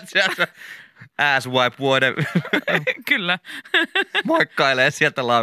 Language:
Finnish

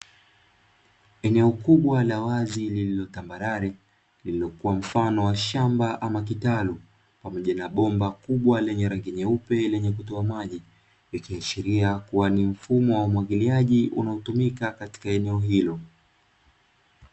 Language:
Swahili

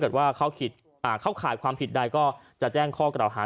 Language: Thai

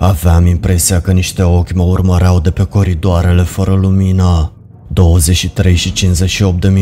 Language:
Romanian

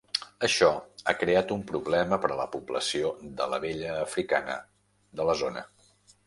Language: Catalan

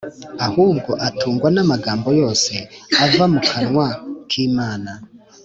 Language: Kinyarwanda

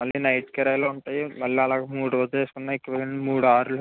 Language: Telugu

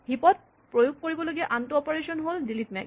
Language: Assamese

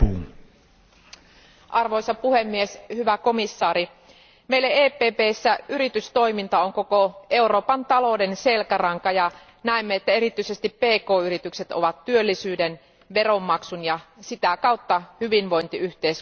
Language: Finnish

